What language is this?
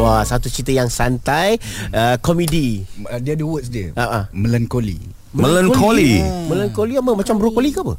Malay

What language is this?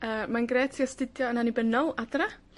Welsh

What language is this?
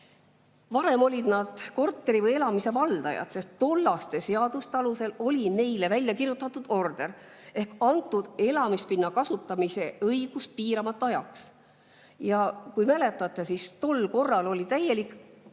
Estonian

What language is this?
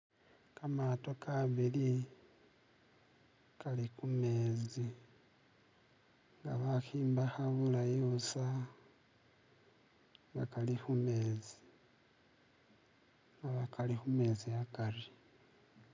Masaaba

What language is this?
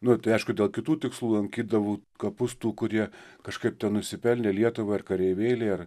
Lithuanian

